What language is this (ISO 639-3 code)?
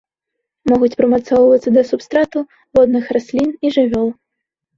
bel